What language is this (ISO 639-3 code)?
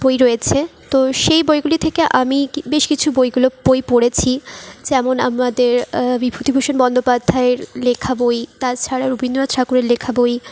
ben